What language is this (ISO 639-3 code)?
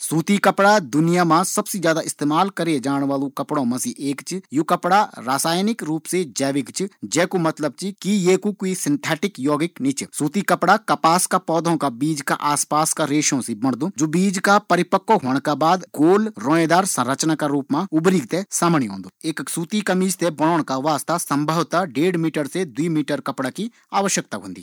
gbm